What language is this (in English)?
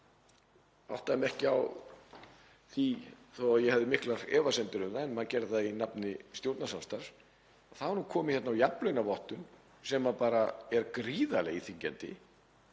Icelandic